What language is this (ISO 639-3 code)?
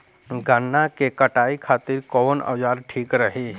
bho